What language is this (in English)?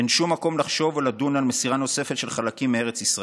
Hebrew